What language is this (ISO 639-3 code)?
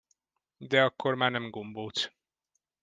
hun